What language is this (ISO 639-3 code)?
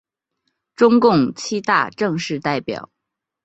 zho